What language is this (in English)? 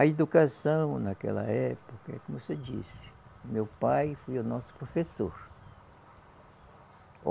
Portuguese